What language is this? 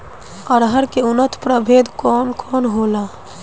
Bhojpuri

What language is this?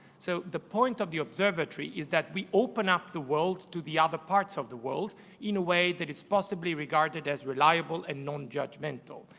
English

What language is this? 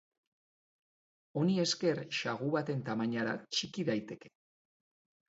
Basque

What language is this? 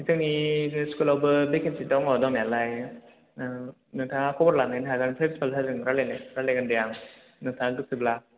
Bodo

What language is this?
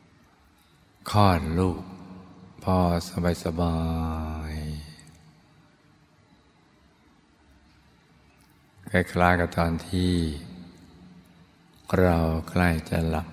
Thai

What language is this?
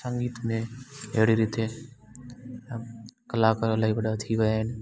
Sindhi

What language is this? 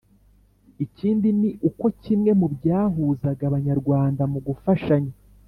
Kinyarwanda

